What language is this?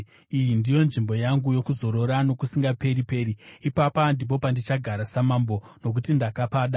Shona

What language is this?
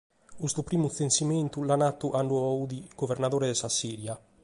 Sardinian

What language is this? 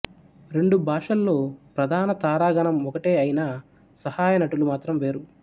Telugu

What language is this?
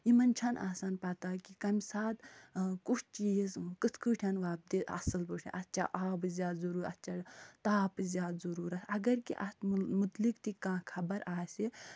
Kashmiri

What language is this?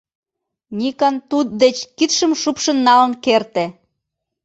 Mari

